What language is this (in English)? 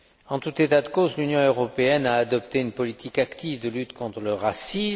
French